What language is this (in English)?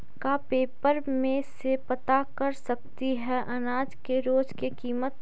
Magahi